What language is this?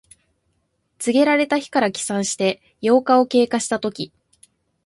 Japanese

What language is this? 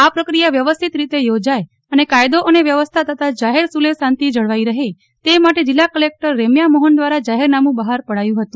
Gujarati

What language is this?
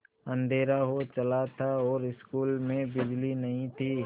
Hindi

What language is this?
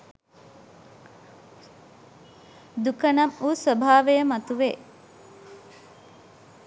Sinhala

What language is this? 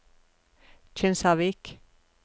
Norwegian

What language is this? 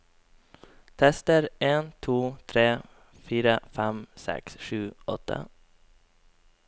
Norwegian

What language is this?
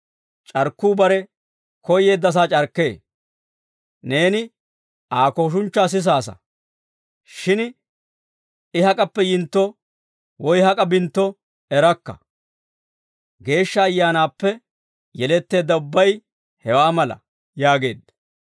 Dawro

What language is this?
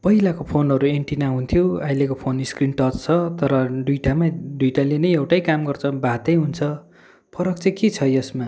Nepali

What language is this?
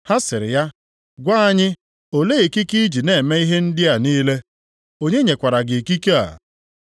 Igbo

